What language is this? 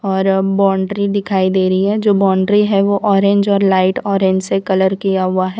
Hindi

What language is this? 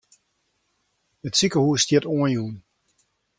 Western Frisian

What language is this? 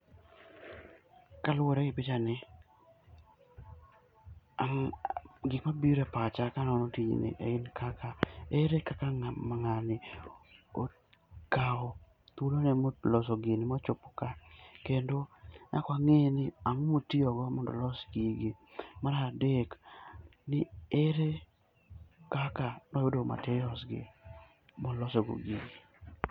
Luo (Kenya and Tanzania)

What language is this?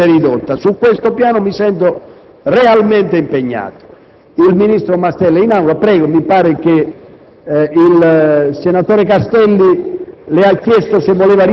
Italian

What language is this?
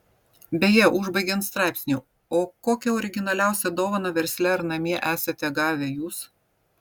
Lithuanian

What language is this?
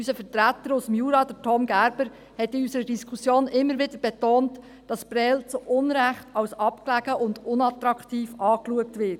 Swiss German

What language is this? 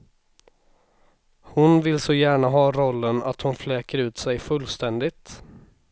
Swedish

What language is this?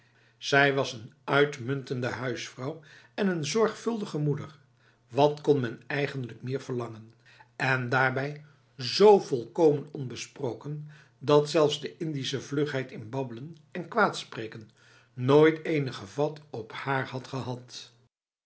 Dutch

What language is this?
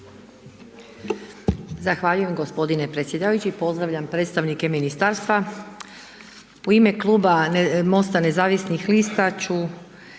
Croatian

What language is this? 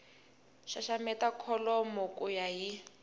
Tsonga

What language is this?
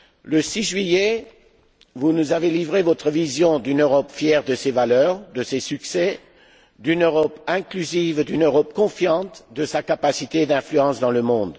French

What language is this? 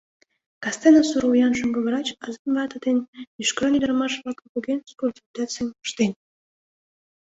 Mari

